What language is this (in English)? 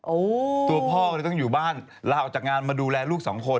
Thai